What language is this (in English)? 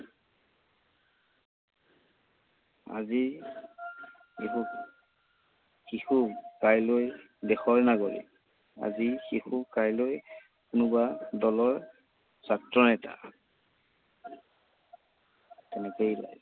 Assamese